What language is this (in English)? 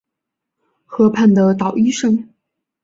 Chinese